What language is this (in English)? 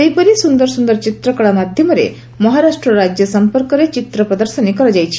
Odia